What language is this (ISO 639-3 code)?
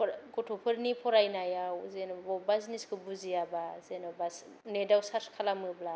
brx